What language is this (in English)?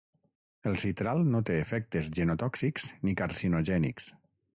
Catalan